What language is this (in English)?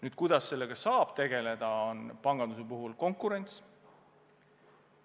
Estonian